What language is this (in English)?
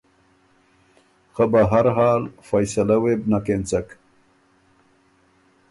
Ormuri